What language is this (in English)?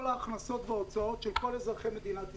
Hebrew